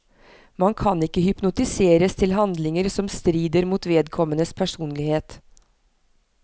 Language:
Norwegian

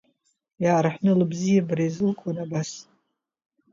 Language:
Abkhazian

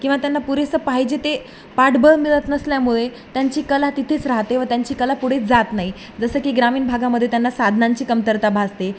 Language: Marathi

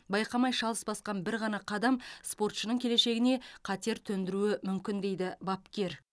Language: Kazakh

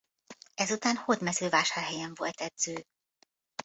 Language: Hungarian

